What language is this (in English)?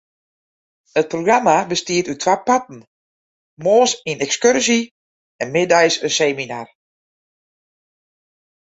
Western Frisian